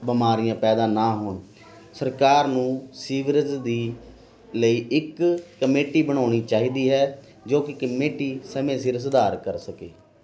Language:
Punjabi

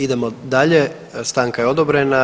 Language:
Croatian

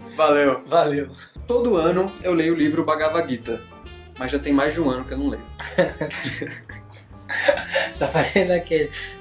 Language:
Portuguese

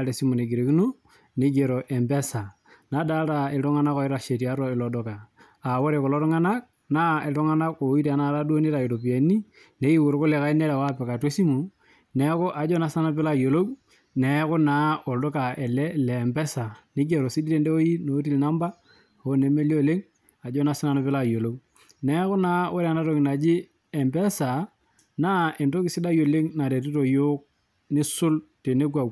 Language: Masai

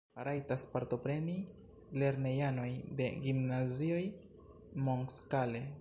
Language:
Esperanto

